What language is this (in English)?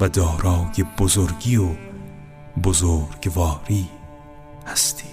Persian